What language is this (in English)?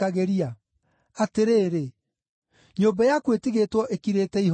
Kikuyu